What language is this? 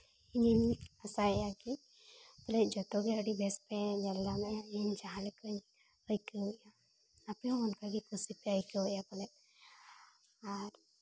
Santali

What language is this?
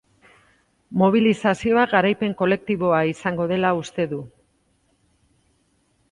Basque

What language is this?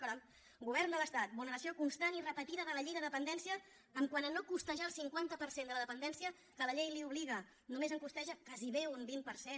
Catalan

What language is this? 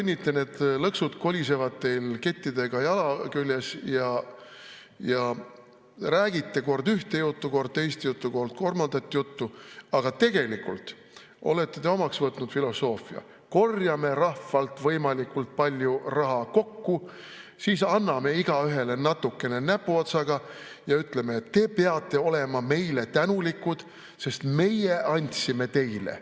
Estonian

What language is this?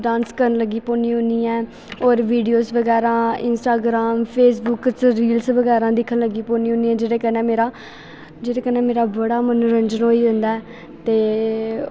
Dogri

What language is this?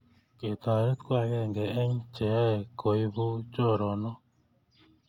Kalenjin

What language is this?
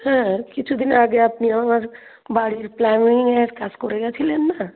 Bangla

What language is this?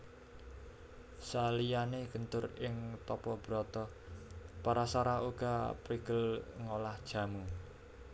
Javanese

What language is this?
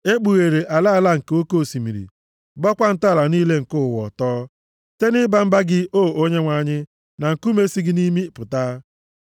Igbo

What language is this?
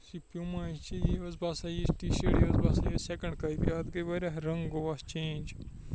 Kashmiri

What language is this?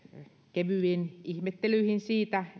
Finnish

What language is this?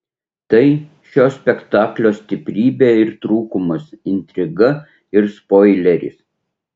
Lithuanian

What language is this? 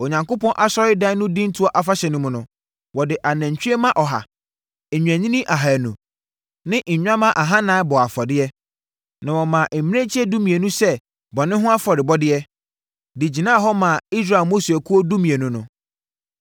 Akan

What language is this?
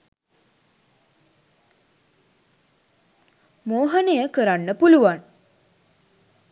Sinhala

